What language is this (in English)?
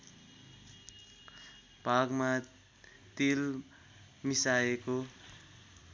Nepali